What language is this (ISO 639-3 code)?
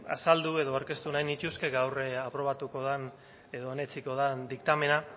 eus